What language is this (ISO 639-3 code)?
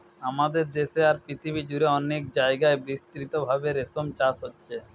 ben